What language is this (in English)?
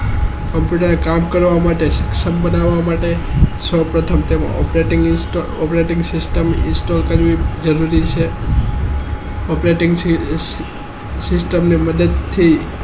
Gujarati